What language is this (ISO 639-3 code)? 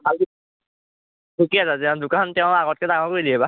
asm